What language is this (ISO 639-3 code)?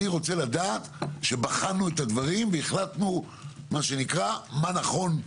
heb